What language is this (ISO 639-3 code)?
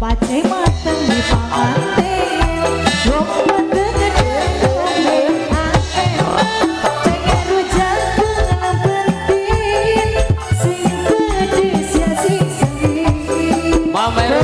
ind